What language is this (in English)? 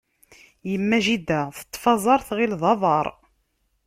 Kabyle